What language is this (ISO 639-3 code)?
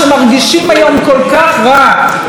heb